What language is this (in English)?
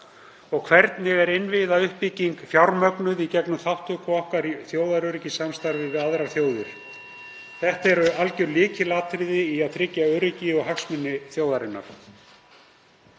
Icelandic